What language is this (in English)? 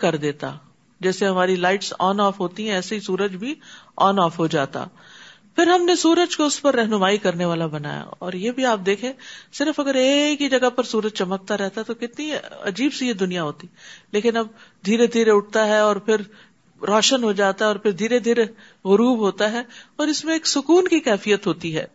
Urdu